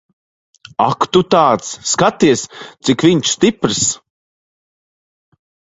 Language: Latvian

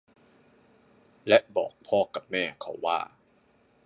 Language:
Thai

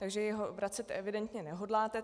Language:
Czech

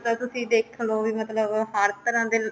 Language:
Punjabi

